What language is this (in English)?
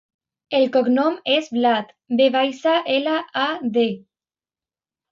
Catalan